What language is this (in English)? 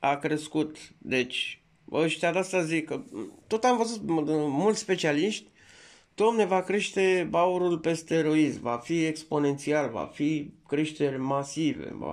Romanian